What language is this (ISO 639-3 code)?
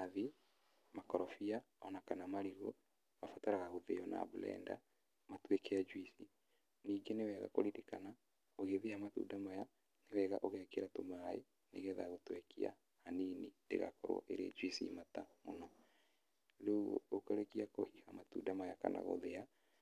kik